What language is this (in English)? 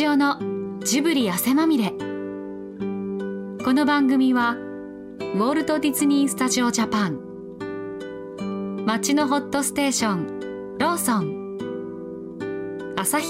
Japanese